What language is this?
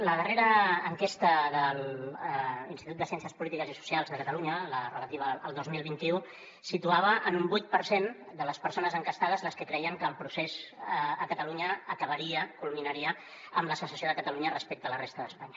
Catalan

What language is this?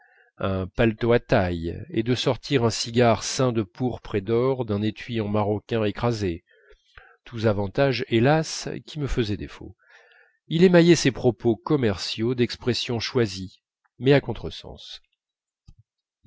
French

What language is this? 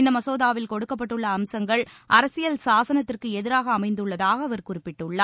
Tamil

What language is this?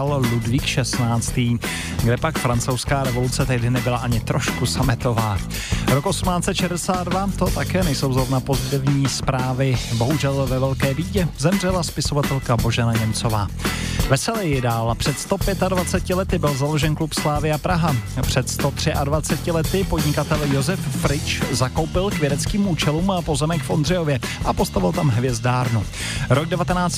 Czech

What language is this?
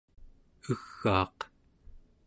Central Yupik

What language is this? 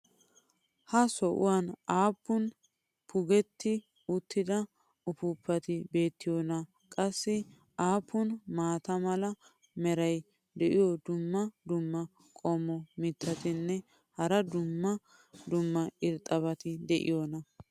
Wolaytta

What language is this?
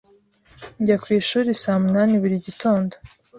Kinyarwanda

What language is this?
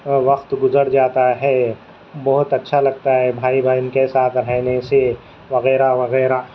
Urdu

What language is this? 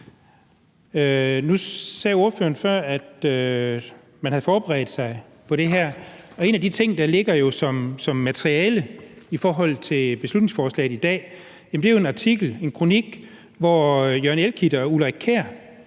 Danish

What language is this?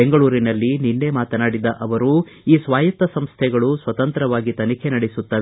Kannada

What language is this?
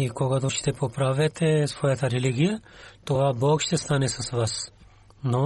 Bulgarian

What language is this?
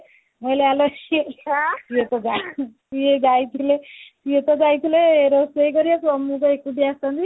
Odia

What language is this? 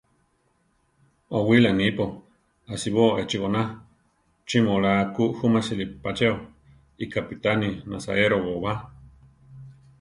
Central Tarahumara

